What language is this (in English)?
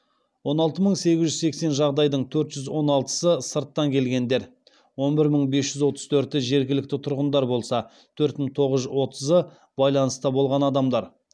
Kazakh